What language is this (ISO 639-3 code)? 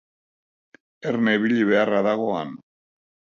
eus